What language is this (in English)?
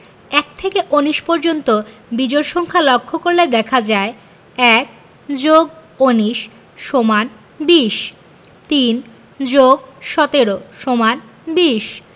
Bangla